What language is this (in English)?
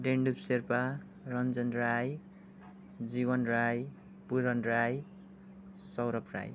Nepali